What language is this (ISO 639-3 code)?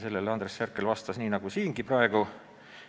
est